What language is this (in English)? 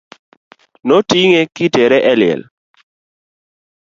Luo (Kenya and Tanzania)